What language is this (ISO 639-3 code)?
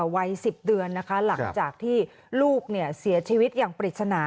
tha